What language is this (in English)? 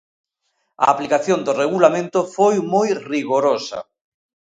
Galician